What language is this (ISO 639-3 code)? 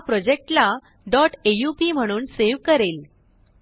mar